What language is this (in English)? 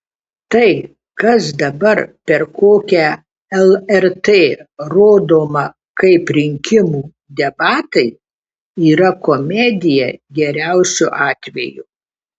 Lithuanian